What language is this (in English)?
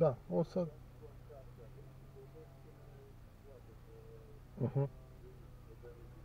Romanian